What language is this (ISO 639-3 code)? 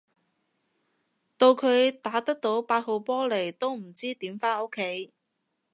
yue